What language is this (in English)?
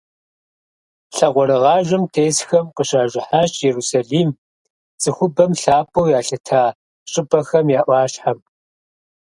Kabardian